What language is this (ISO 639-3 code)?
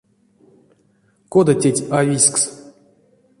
myv